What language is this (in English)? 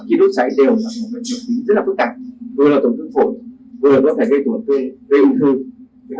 Vietnamese